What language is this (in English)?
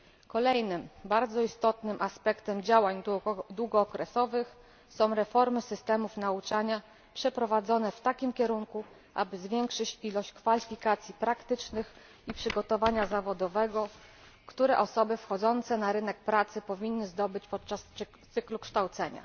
Polish